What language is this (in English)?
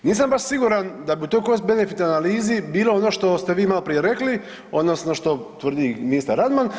Croatian